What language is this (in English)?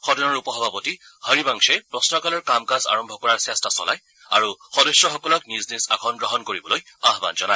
Assamese